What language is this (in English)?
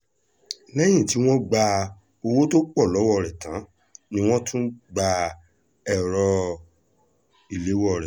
Yoruba